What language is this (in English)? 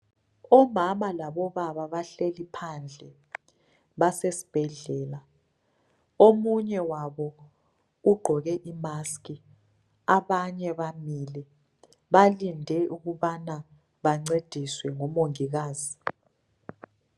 North Ndebele